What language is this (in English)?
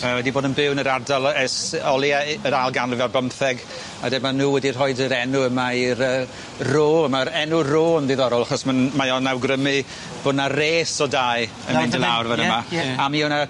Welsh